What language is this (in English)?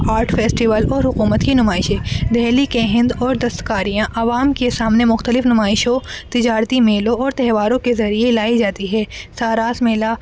Urdu